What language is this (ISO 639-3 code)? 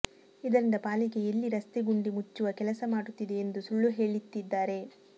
kan